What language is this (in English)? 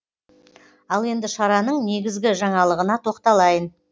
Kazakh